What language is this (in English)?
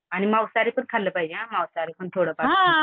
Marathi